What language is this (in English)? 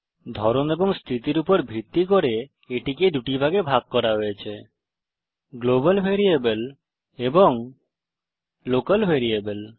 Bangla